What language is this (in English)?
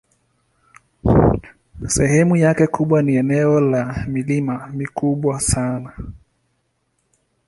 Swahili